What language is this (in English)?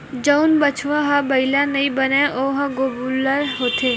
Chhattisgarhi